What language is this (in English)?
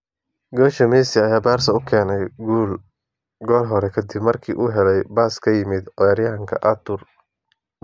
Somali